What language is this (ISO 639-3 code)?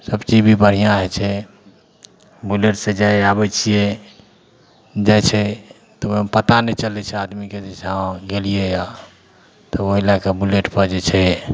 mai